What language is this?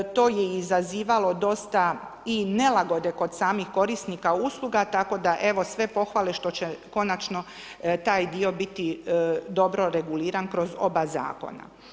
Croatian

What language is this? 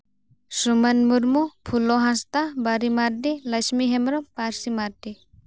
Santali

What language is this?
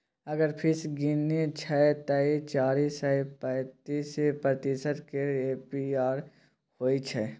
Maithili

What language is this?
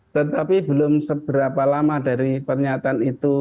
Indonesian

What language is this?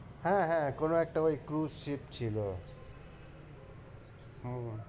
Bangla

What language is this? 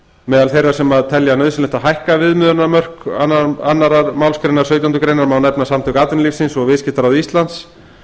Icelandic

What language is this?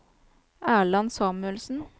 Norwegian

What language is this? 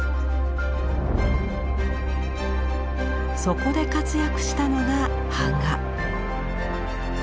Japanese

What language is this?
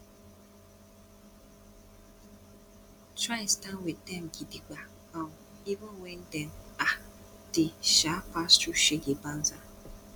Nigerian Pidgin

